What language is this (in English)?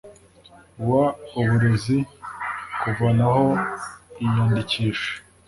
Kinyarwanda